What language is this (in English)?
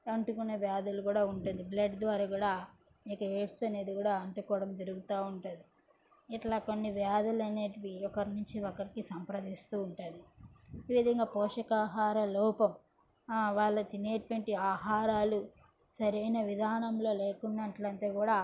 Telugu